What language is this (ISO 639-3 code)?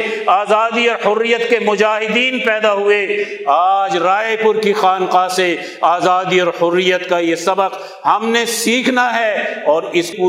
urd